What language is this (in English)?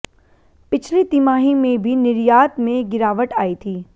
Hindi